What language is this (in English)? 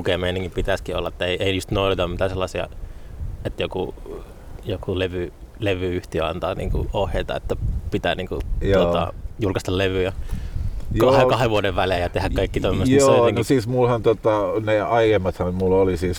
Finnish